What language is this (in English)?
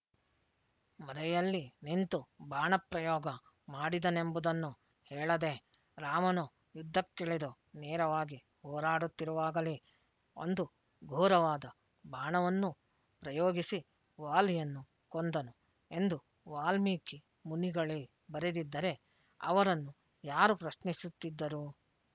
Kannada